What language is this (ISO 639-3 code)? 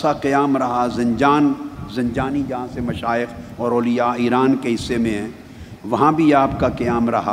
urd